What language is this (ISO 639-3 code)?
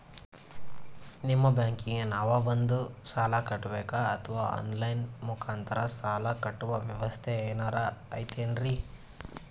kan